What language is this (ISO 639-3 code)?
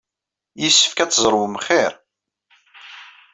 kab